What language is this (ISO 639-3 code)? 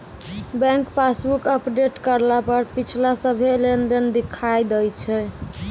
mai